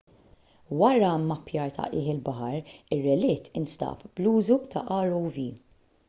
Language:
Maltese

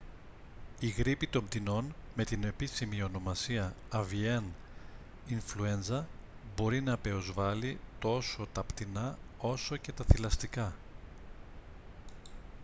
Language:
Greek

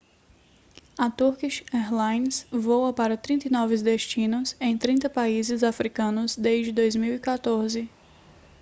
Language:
Portuguese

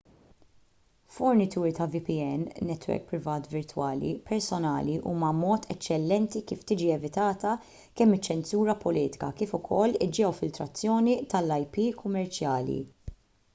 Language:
Maltese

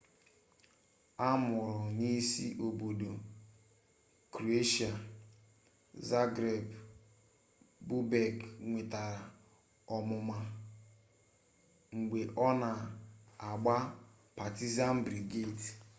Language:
Igbo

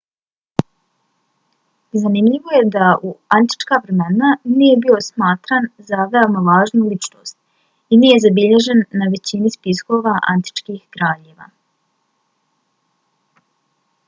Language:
Bosnian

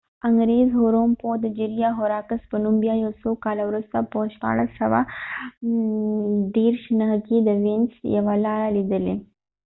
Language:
Pashto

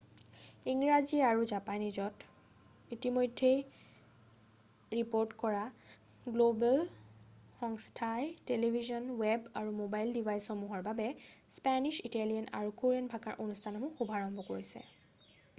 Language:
Assamese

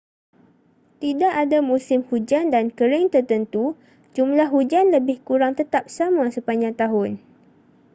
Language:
Malay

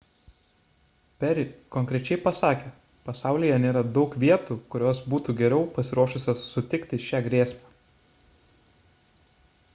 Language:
Lithuanian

